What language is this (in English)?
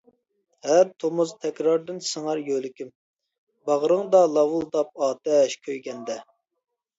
Uyghur